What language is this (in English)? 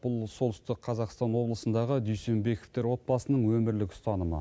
Kazakh